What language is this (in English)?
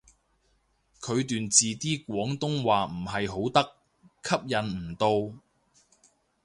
Cantonese